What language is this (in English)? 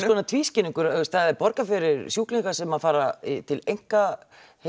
Icelandic